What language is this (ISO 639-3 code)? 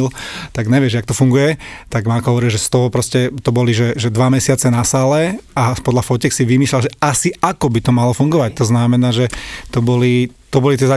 slk